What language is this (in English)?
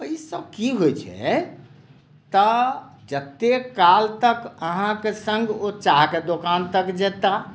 Maithili